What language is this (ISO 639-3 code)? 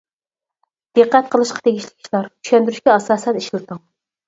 uig